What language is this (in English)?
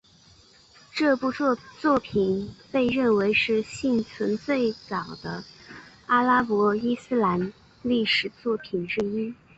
Chinese